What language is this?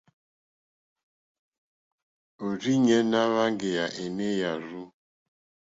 Mokpwe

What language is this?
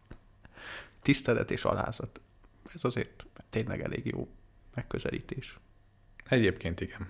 Hungarian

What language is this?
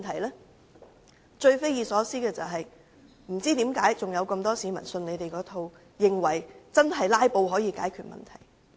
Cantonese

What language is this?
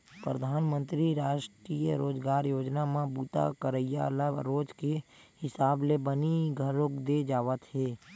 Chhattisgarhi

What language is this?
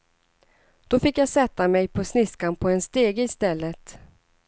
Swedish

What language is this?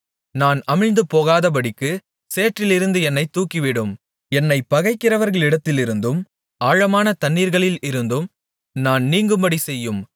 Tamil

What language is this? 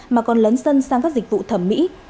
Vietnamese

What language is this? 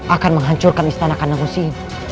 Indonesian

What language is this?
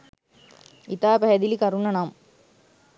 Sinhala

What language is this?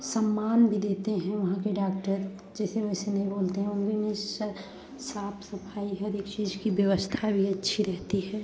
Hindi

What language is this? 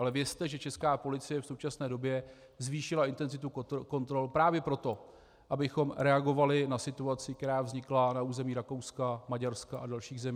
Czech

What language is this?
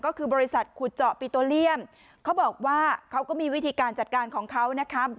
Thai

